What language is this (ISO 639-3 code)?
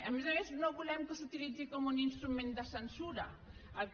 cat